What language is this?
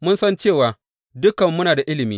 Hausa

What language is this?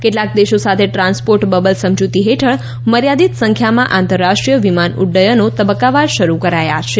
Gujarati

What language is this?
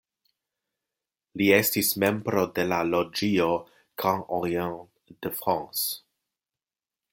Esperanto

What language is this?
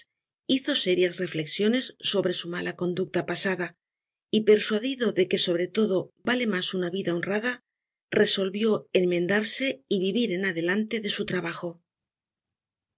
Spanish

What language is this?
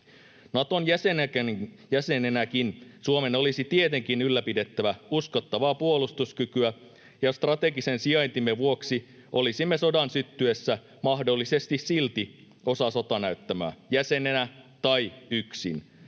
Finnish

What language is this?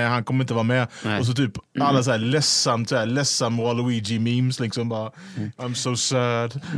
Swedish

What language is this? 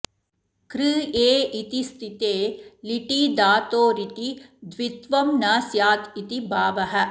Sanskrit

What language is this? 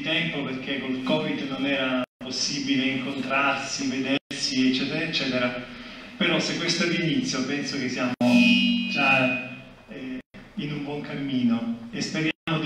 Italian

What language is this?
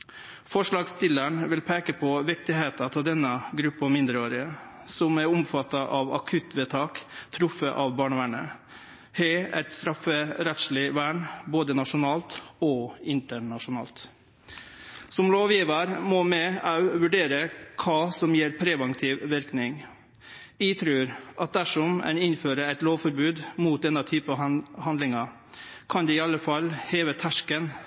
Norwegian Nynorsk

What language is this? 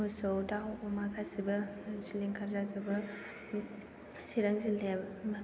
Bodo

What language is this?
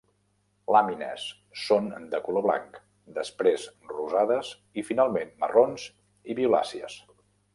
Catalan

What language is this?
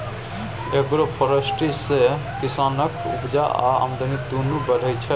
Maithili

